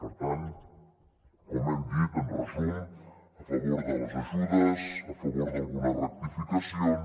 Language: Catalan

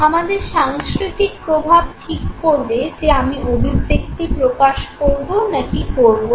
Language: Bangla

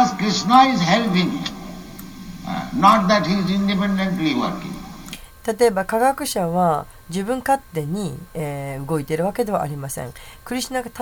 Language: Japanese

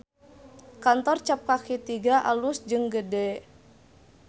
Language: Sundanese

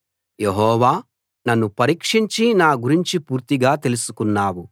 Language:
Telugu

